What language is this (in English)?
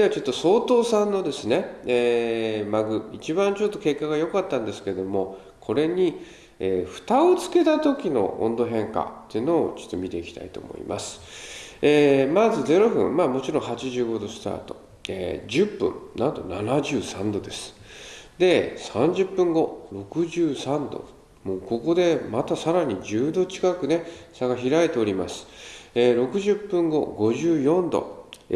Japanese